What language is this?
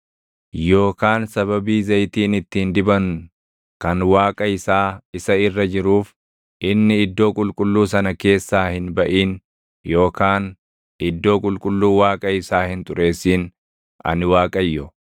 Oromo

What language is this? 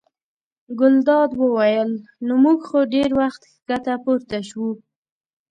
Pashto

